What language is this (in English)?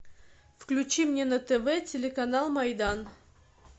Russian